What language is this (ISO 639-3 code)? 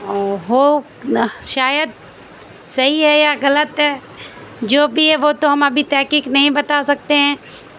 urd